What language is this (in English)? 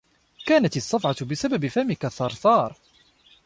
Arabic